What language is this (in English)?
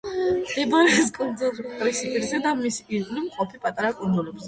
Georgian